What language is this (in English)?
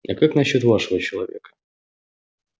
Russian